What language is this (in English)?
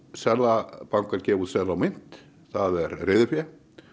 Icelandic